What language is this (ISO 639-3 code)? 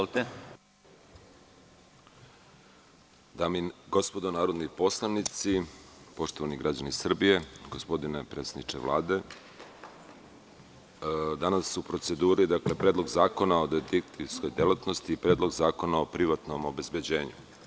srp